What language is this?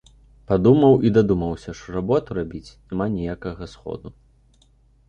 Belarusian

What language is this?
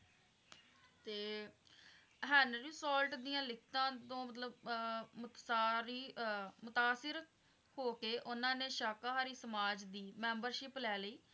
Punjabi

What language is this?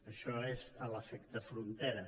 Catalan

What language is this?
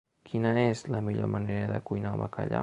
Catalan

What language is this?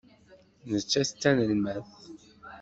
Kabyle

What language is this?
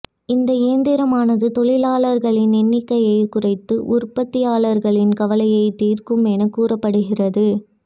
Tamil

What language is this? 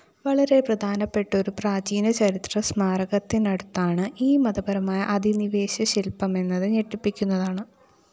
Malayalam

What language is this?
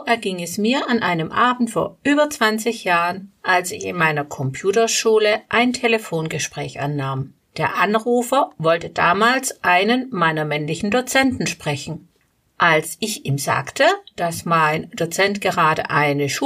German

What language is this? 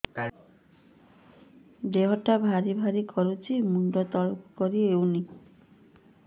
Odia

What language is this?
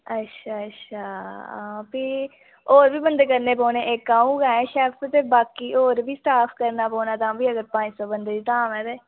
Dogri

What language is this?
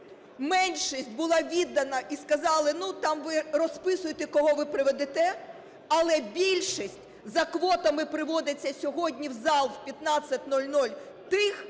Ukrainian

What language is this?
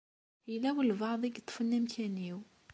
Kabyle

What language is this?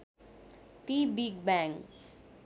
Nepali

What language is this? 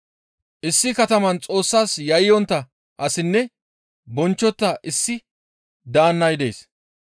Gamo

